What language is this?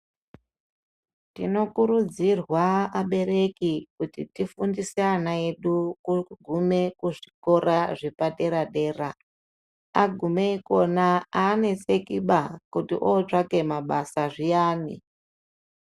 Ndau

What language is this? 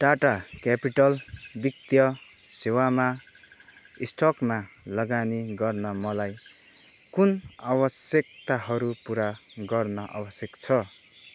Nepali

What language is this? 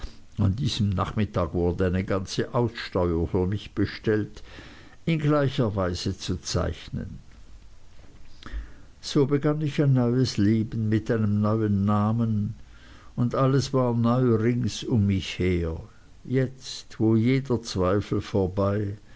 German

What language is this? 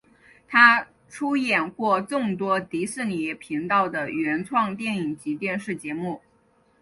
Chinese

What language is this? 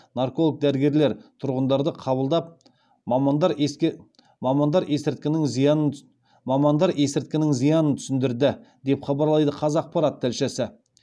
Kazakh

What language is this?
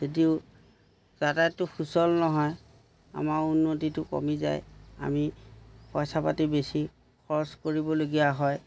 Assamese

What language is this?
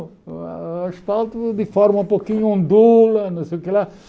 Portuguese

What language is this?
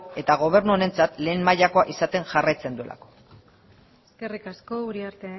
Basque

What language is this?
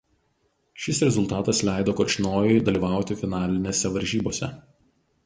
Lithuanian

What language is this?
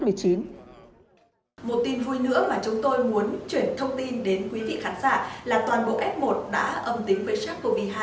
Vietnamese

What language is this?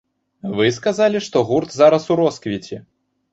Belarusian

